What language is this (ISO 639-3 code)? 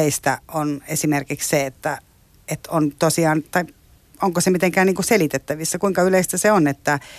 fin